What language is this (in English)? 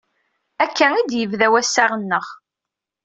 Kabyle